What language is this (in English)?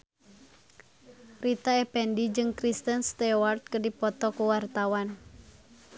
Sundanese